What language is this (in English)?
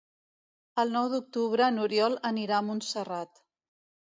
Catalan